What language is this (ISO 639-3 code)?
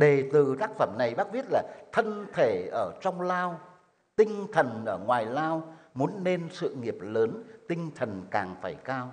vie